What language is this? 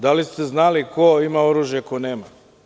Serbian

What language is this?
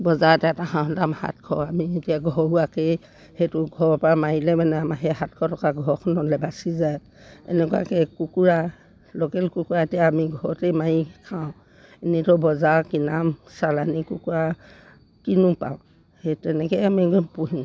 Assamese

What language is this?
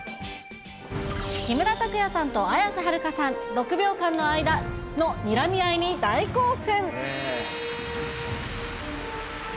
Japanese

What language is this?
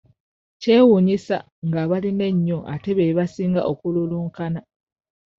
Ganda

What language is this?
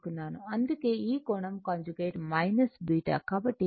Telugu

